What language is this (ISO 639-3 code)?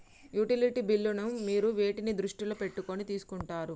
tel